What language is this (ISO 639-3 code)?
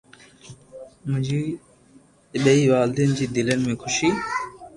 lrk